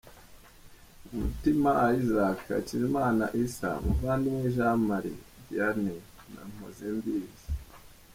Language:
Kinyarwanda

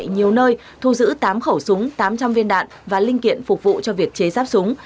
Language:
Vietnamese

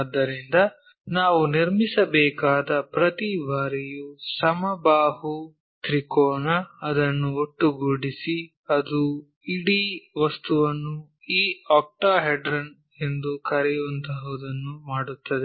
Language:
Kannada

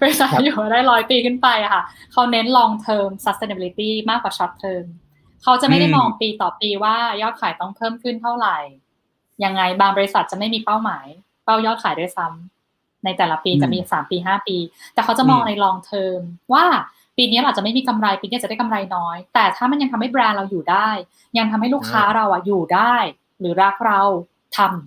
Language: Thai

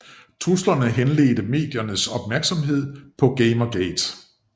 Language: Danish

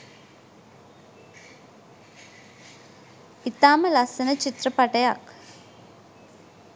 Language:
Sinhala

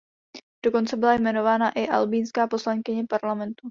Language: Czech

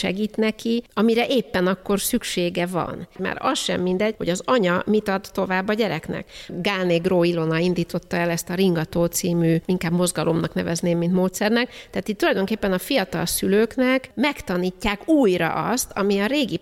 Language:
Hungarian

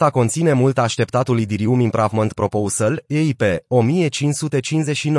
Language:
Romanian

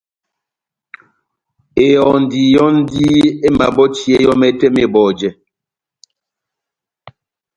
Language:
Batanga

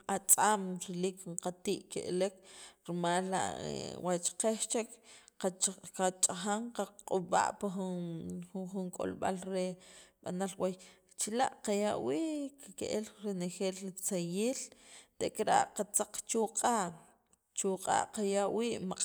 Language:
Sacapulteco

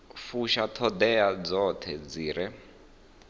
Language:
Venda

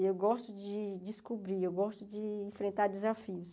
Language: Portuguese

